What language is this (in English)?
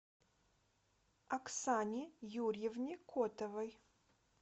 Russian